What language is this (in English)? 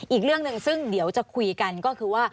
Thai